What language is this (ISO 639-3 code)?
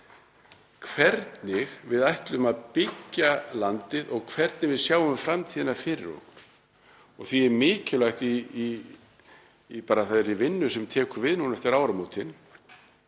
isl